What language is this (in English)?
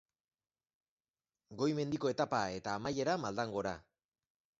Basque